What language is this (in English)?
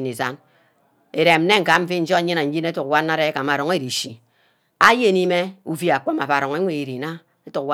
Ubaghara